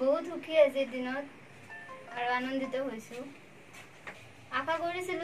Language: Turkish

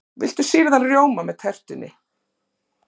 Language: Icelandic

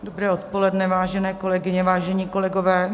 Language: Czech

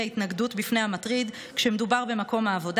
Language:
Hebrew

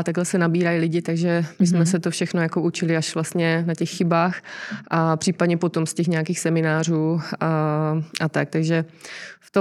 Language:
Czech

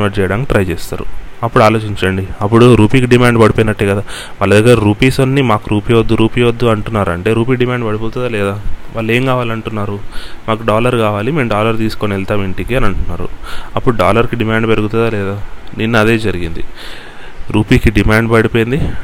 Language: Telugu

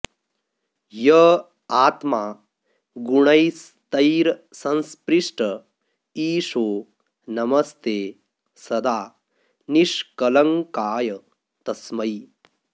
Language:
Sanskrit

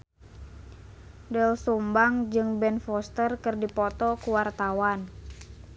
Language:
Sundanese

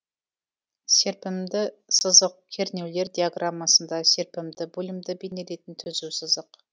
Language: Kazakh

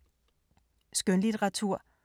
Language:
Danish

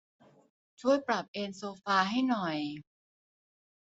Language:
Thai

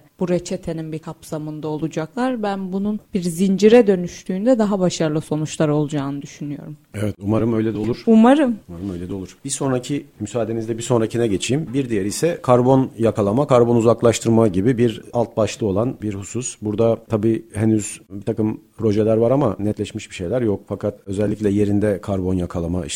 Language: Turkish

